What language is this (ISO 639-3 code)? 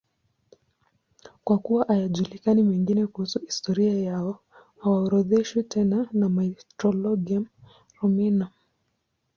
swa